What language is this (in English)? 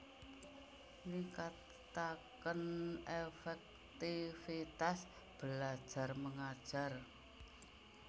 Javanese